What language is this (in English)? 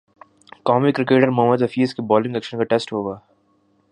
Urdu